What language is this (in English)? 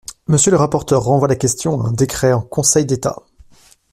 French